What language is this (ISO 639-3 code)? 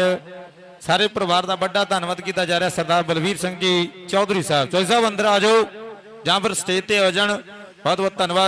hin